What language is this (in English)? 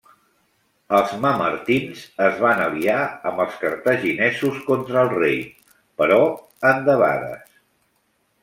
Catalan